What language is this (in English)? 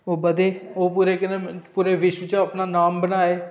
Dogri